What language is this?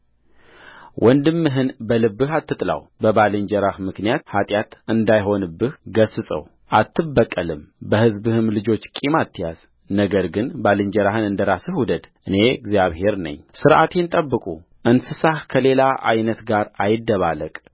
Amharic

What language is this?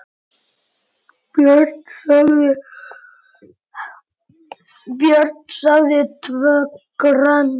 Icelandic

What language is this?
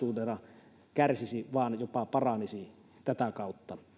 Finnish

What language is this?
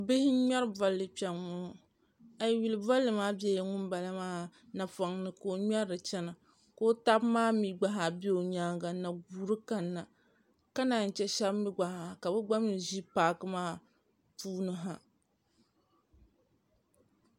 Dagbani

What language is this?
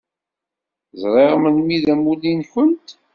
Kabyle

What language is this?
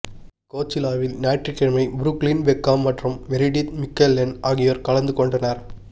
Tamil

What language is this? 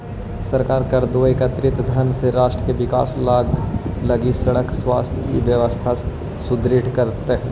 Magahi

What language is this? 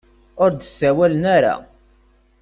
Kabyle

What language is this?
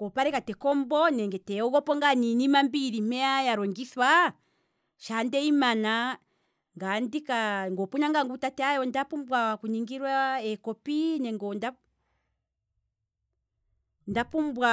Kwambi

